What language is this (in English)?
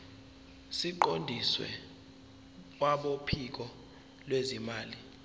Zulu